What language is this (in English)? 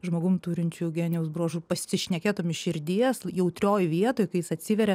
Lithuanian